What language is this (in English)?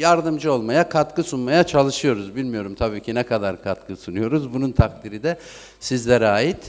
Turkish